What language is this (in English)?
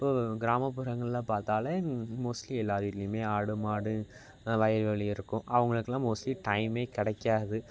Tamil